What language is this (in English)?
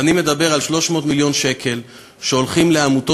Hebrew